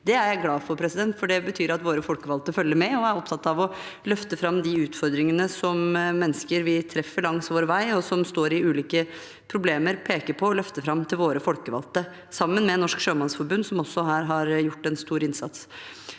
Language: Norwegian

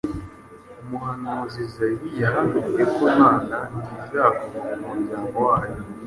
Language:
Kinyarwanda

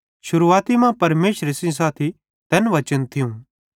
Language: Bhadrawahi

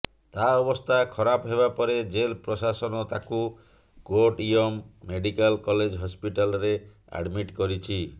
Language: Odia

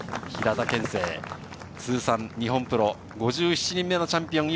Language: Japanese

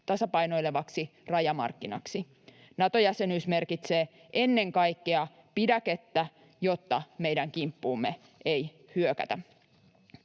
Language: Finnish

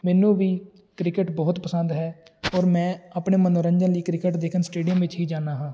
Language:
Punjabi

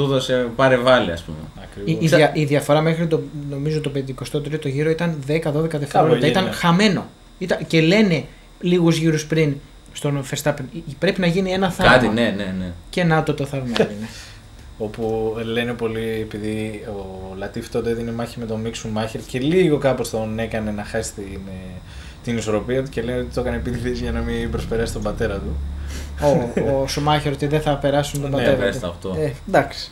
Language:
Greek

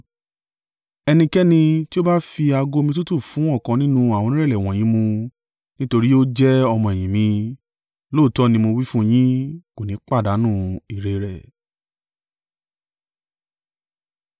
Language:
Yoruba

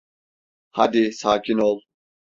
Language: Turkish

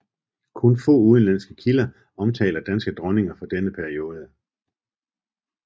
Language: Danish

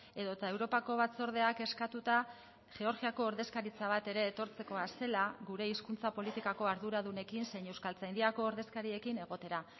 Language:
Basque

